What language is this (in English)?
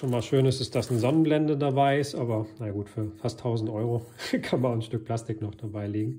German